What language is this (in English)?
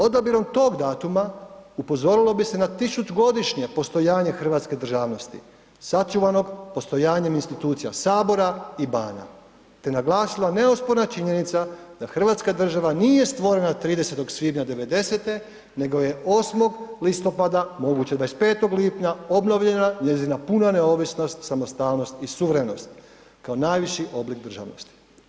Croatian